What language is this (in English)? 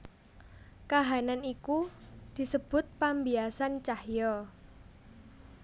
Javanese